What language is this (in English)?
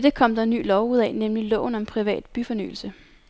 Danish